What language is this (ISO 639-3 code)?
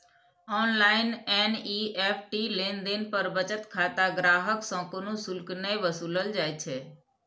mai